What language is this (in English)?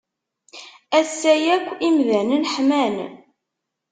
Kabyle